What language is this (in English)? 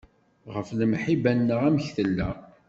Kabyle